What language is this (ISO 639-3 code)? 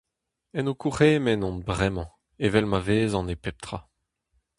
bre